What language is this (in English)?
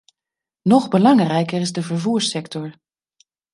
Dutch